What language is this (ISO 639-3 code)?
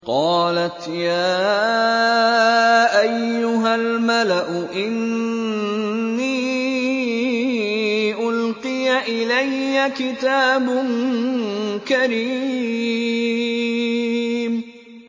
ara